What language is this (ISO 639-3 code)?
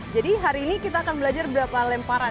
ind